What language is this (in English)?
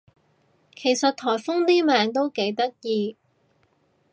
Cantonese